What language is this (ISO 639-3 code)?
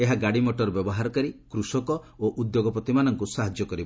ori